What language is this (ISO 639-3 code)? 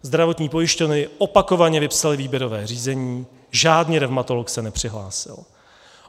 ces